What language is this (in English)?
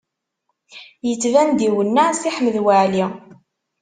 Kabyle